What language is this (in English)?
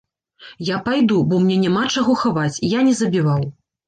Belarusian